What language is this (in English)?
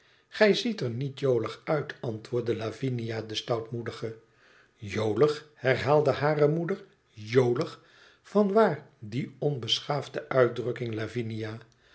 Dutch